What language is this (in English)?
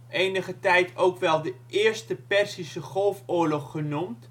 Dutch